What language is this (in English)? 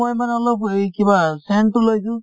Assamese